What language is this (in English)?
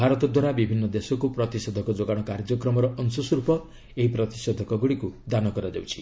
Odia